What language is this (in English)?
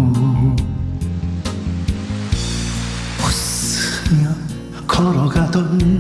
Korean